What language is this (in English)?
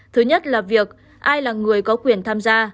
Vietnamese